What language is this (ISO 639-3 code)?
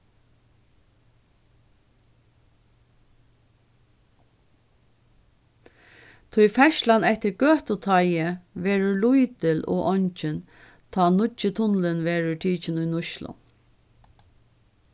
fao